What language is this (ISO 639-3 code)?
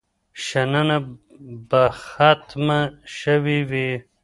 pus